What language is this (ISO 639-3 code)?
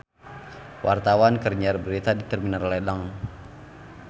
sun